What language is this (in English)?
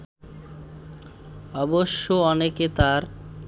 Bangla